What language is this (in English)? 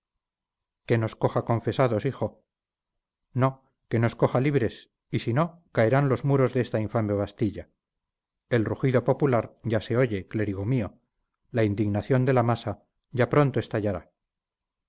Spanish